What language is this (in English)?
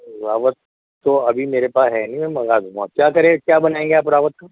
Urdu